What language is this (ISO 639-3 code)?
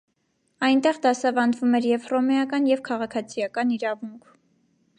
hye